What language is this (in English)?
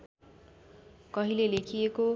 Nepali